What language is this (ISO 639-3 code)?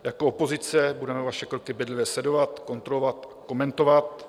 ces